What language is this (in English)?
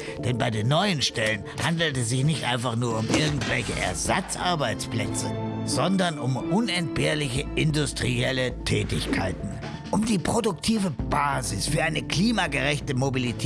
German